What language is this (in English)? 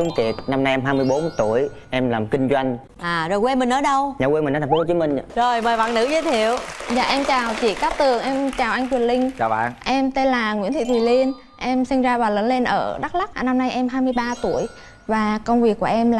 Vietnamese